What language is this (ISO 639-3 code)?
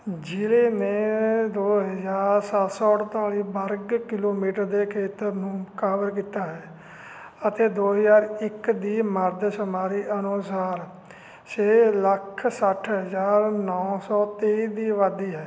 pan